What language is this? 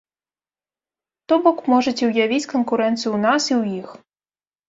Belarusian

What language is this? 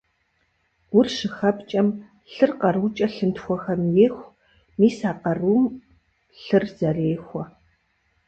Kabardian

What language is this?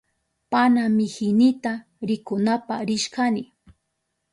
Southern Pastaza Quechua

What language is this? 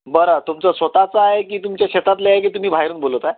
Marathi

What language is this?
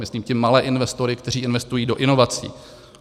Czech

